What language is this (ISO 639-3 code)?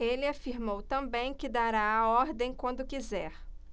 por